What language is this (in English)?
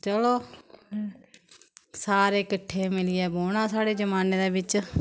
Dogri